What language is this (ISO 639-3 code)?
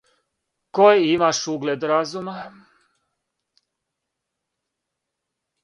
srp